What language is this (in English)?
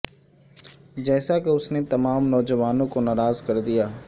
Urdu